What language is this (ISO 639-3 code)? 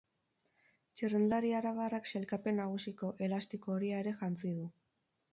eus